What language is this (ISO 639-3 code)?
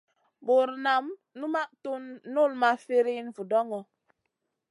mcn